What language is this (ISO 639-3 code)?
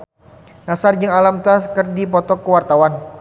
sun